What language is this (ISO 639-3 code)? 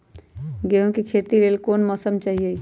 mag